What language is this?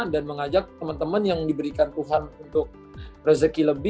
Indonesian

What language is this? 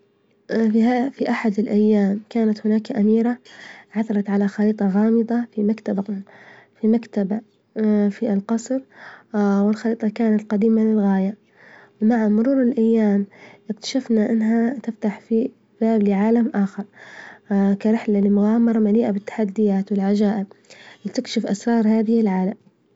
Libyan Arabic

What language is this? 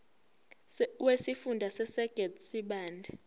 Zulu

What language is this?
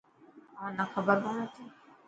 Dhatki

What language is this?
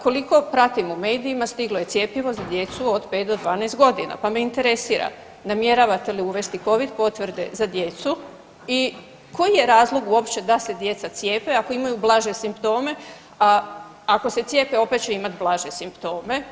Croatian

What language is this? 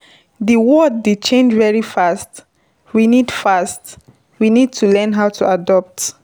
Nigerian Pidgin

